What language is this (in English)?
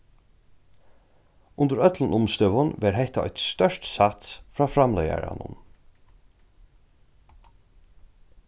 Faroese